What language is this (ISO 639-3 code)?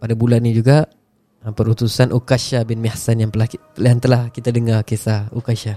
msa